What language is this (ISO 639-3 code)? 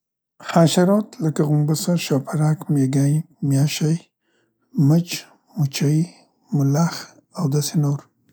pst